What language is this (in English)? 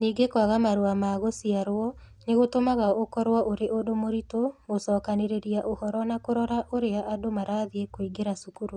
Kikuyu